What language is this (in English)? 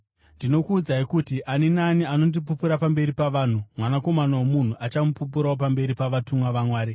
Shona